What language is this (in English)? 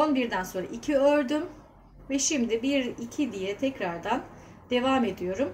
Turkish